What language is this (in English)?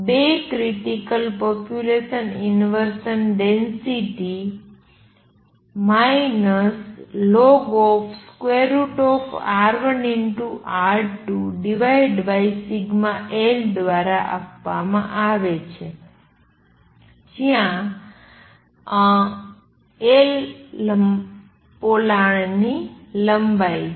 Gujarati